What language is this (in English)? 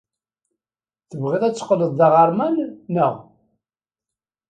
Kabyle